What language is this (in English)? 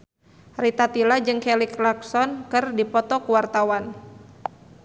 Sundanese